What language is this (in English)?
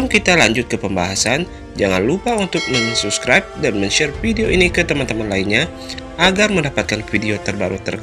Indonesian